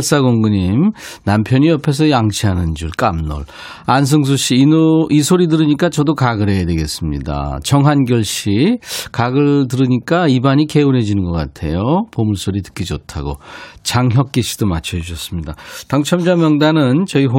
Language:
Korean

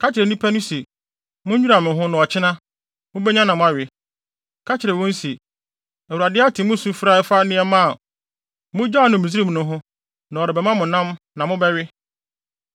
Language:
Akan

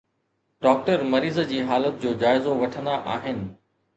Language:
Sindhi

